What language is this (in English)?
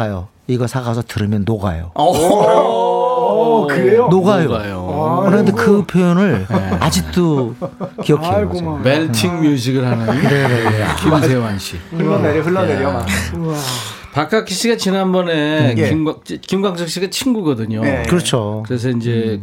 Korean